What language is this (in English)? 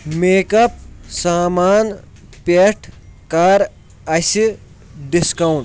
Kashmiri